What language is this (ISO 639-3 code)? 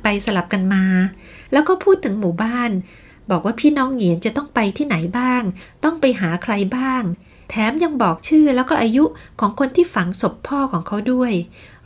tha